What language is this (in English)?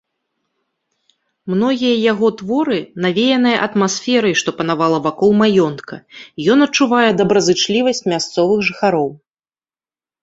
Belarusian